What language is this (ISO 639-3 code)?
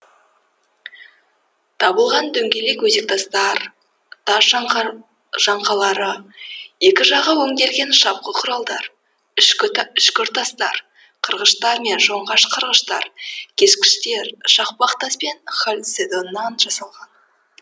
kaz